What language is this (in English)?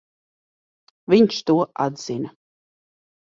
Latvian